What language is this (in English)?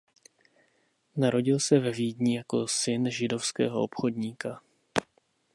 Czech